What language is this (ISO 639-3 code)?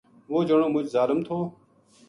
gju